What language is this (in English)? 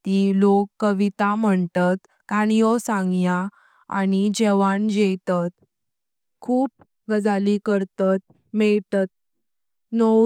Konkani